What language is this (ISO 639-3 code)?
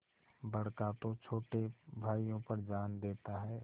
hin